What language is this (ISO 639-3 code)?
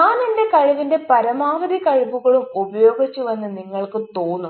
mal